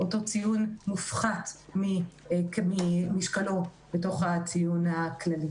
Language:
Hebrew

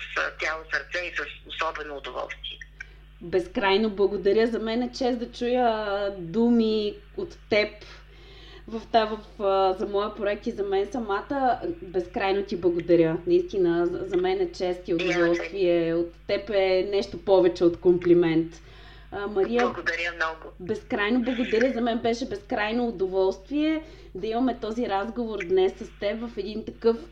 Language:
Bulgarian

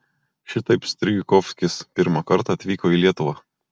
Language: Lithuanian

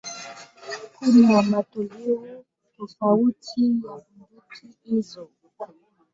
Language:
Swahili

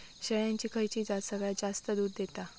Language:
Marathi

